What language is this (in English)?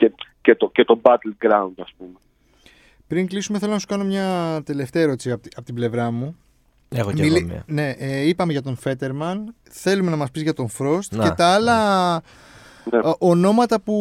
Greek